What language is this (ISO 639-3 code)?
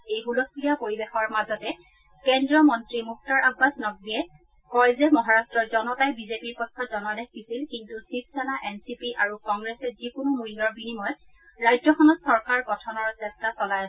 asm